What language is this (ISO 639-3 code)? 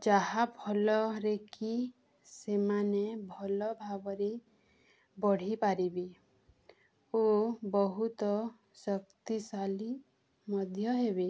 ori